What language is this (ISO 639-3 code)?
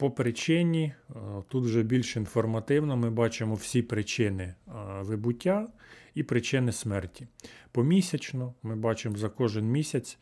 ukr